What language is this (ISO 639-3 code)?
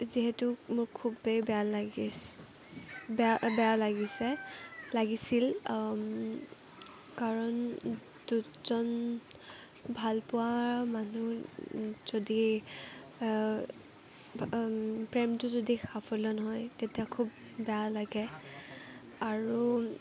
asm